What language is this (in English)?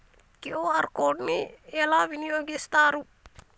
Telugu